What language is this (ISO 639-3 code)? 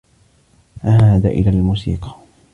ara